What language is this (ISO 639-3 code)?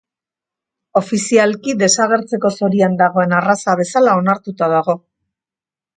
eus